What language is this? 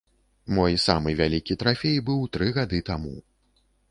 Belarusian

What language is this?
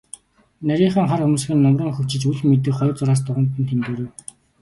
Mongolian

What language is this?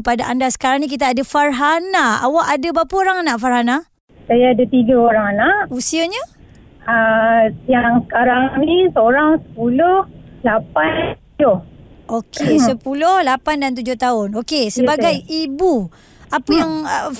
Malay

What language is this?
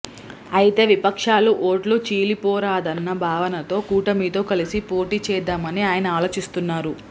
Telugu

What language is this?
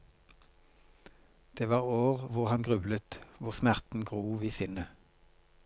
Norwegian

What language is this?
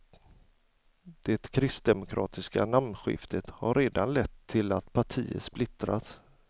Swedish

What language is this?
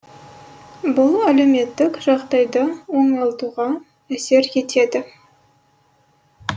Kazakh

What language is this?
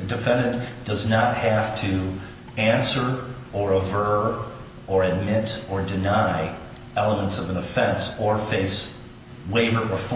English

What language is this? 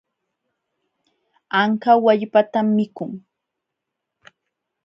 Jauja Wanca Quechua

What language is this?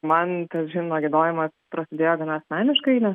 Lithuanian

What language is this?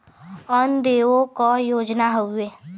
Bhojpuri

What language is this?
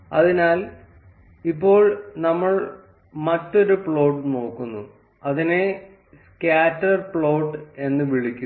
Malayalam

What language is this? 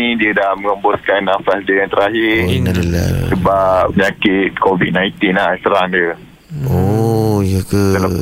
Malay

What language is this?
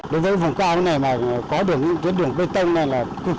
Vietnamese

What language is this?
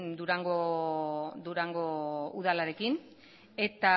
Basque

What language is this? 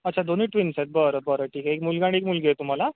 Marathi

